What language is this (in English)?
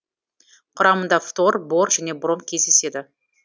Kazakh